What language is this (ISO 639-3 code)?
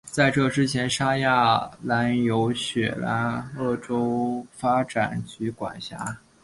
zho